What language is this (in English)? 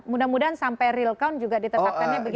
Indonesian